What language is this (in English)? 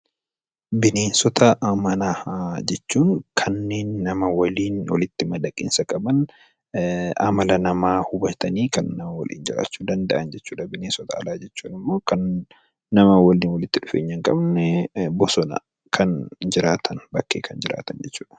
Oromo